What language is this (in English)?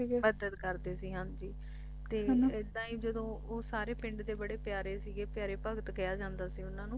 Punjabi